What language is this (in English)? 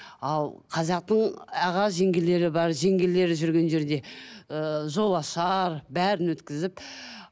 Kazakh